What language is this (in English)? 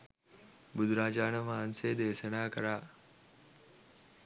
Sinhala